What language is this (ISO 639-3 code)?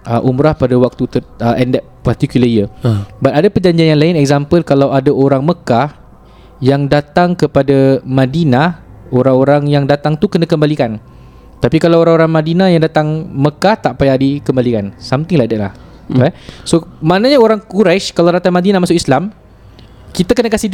msa